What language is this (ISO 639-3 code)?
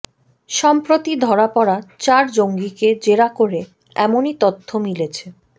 ben